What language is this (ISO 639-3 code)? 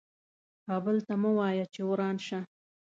pus